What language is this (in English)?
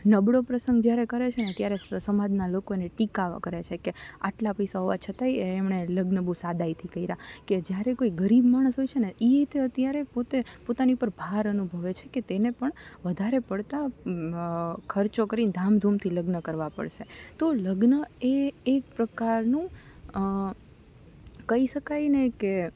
Gujarati